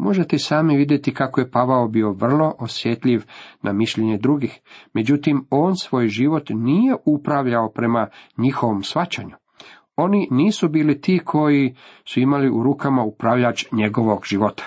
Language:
Croatian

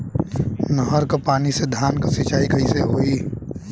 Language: Bhojpuri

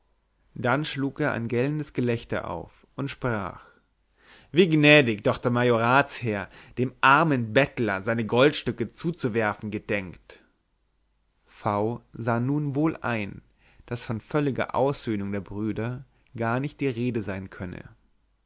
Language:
German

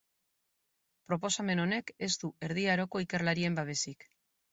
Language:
Basque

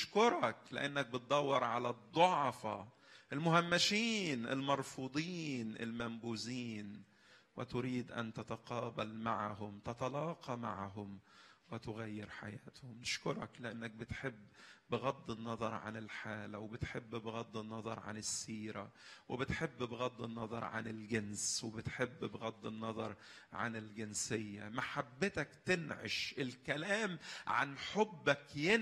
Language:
Arabic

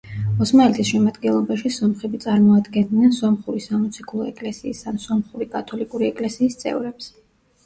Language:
Georgian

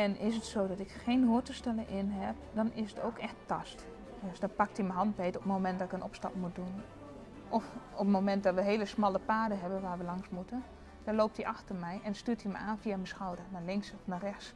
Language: Dutch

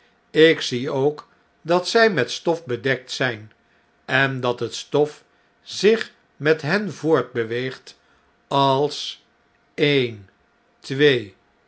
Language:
Dutch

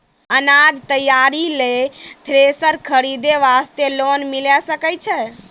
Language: Maithili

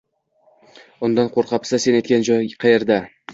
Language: Uzbek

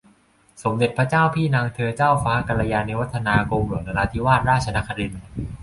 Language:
Thai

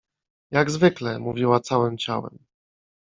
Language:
Polish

